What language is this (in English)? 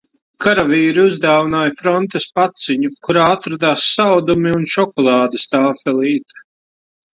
Latvian